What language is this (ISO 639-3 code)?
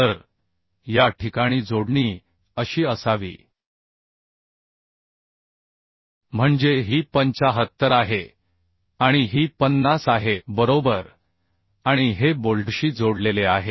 mar